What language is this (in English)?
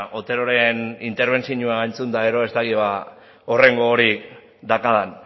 Basque